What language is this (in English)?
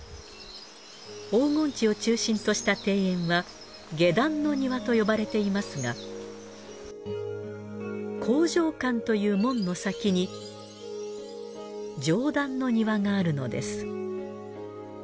Japanese